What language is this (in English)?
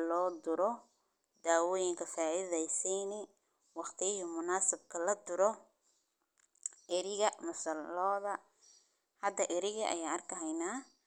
Somali